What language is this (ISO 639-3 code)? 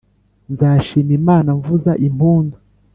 kin